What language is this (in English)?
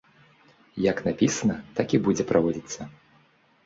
Belarusian